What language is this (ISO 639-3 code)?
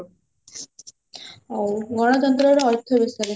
ori